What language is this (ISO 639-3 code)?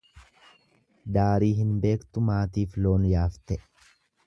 orm